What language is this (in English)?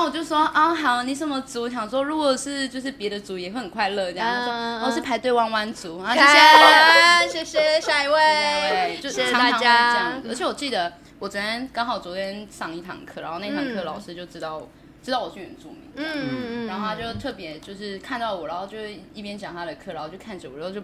Chinese